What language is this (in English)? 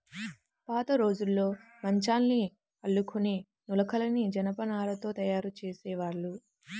Telugu